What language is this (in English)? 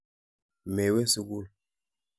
Kalenjin